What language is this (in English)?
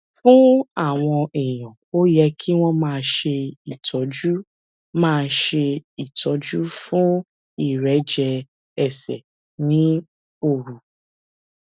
Yoruba